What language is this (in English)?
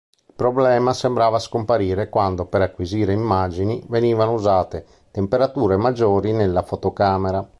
Italian